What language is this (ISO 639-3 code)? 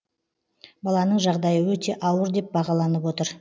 kaz